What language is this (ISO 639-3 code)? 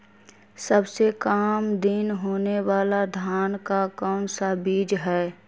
mag